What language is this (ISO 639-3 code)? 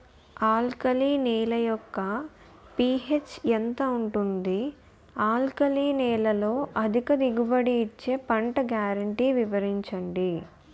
tel